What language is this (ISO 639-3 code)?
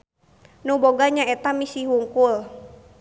sun